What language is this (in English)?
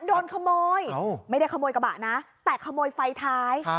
Thai